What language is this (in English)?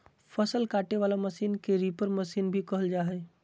Magahi